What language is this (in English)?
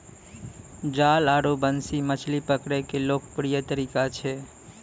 Maithili